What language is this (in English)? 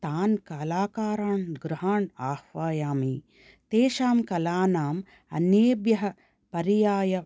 Sanskrit